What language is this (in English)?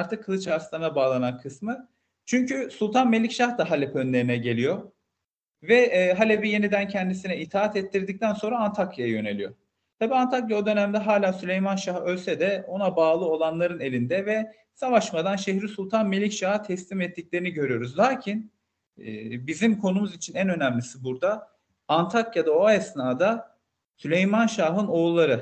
Turkish